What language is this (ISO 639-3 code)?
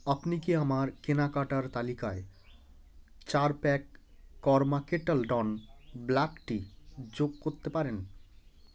ben